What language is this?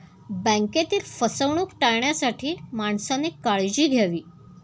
Marathi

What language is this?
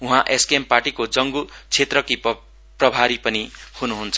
Nepali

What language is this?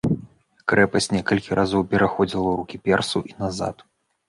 Belarusian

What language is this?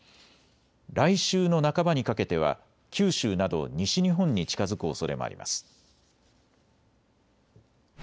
Japanese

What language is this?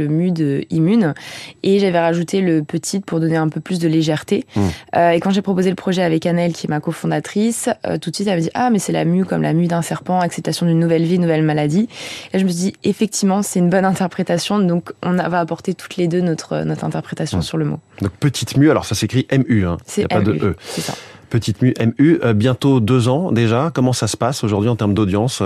French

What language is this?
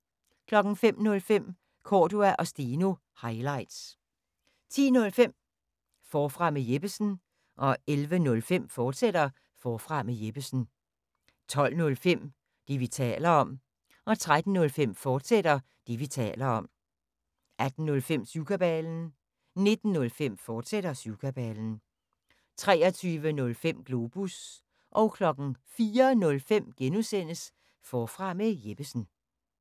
Danish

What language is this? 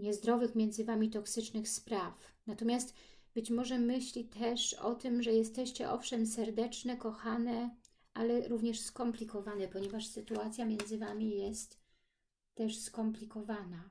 Polish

